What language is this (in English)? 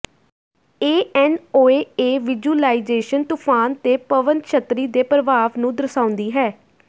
Punjabi